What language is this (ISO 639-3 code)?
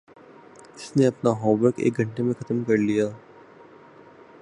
urd